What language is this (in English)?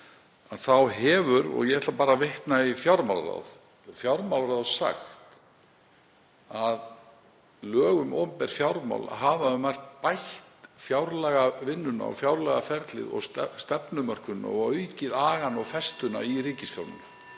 Icelandic